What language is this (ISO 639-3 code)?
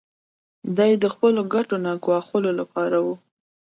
pus